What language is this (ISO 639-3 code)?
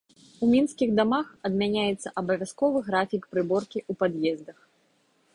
bel